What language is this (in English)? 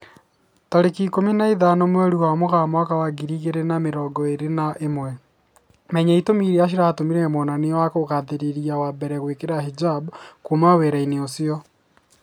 Kikuyu